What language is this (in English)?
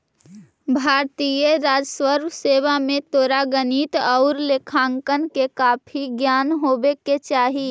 Magahi